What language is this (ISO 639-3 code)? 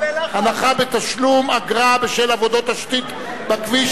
heb